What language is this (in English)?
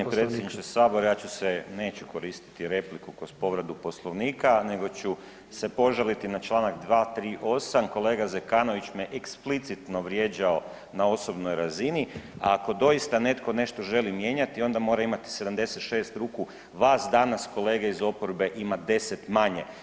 Croatian